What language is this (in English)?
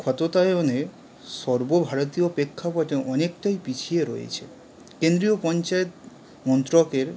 Bangla